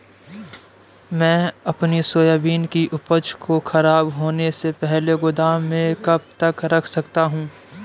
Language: Hindi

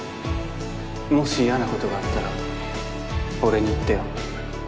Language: Japanese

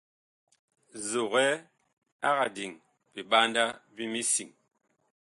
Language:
Bakoko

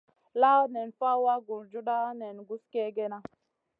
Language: Masana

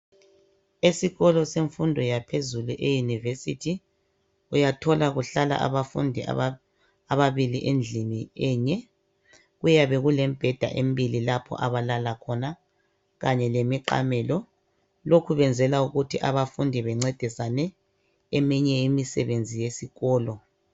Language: North Ndebele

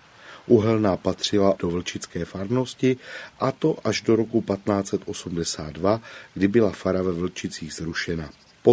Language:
Czech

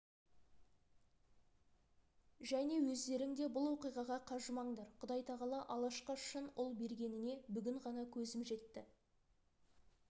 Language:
Kazakh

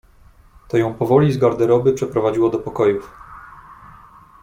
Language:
Polish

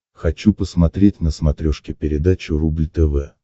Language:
Russian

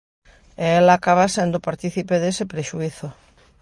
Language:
Galician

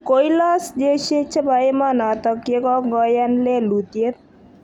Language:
Kalenjin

